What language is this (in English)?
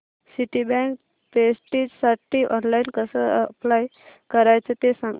Marathi